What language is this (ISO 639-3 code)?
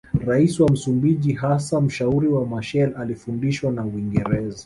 swa